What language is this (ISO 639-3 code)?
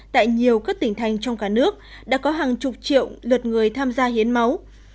vie